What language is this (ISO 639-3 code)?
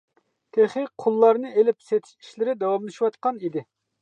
uig